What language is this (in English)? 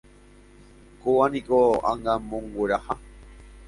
Guarani